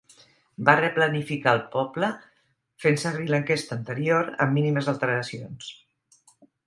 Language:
Catalan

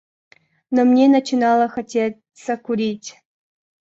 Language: Russian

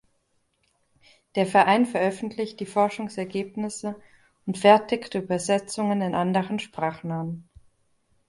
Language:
German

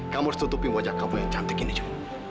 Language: Indonesian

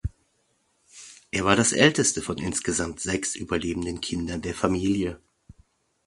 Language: German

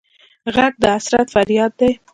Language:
Pashto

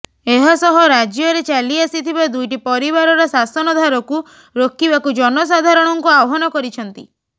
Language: Odia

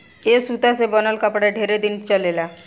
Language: Bhojpuri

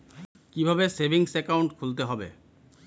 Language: Bangla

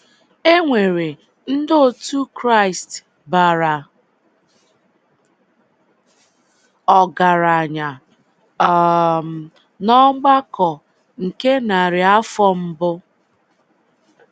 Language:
Igbo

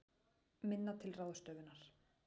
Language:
Icelandic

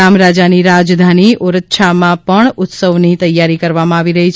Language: Gujarati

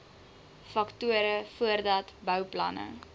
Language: Afrikaans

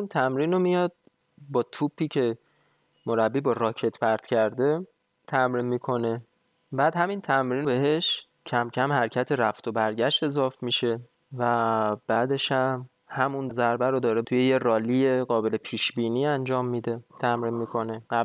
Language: Persian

